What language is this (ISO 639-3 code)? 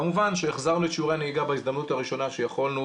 heb